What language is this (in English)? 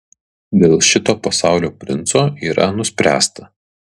Lithuanian